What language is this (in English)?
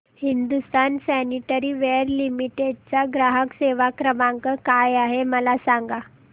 Marathi